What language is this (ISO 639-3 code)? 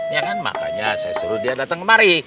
ind